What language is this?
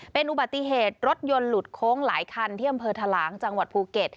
Thai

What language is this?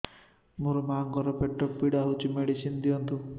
Odia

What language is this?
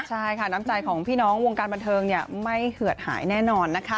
Thai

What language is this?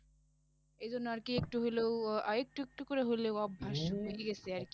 Bangla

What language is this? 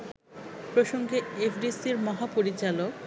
Bangla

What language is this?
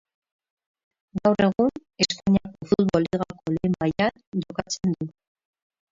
Basque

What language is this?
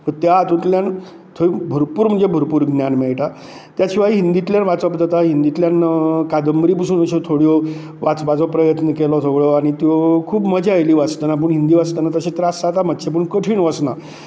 Konkani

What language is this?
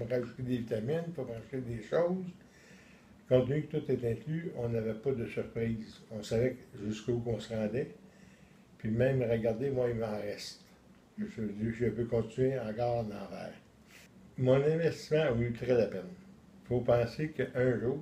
French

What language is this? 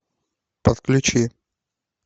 Russian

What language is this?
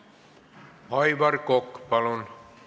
Estonian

